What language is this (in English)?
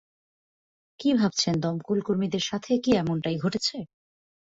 Bangla